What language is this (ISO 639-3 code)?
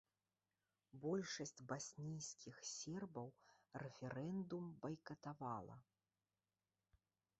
bel